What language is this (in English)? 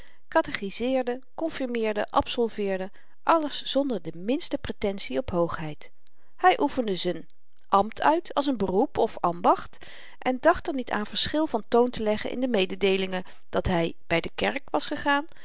Dutch